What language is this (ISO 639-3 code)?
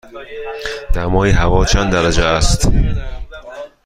fas